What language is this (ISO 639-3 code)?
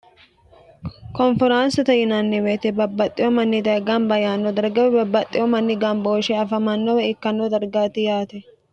sid